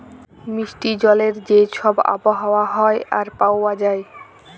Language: Bangla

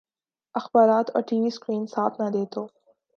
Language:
Urdu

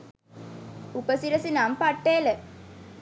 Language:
Sinhala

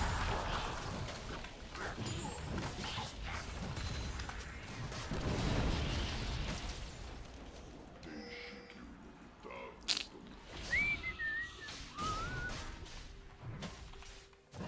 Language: Portuguese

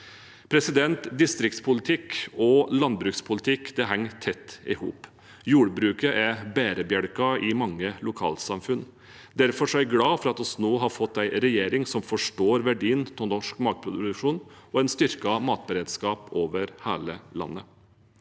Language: Norwegian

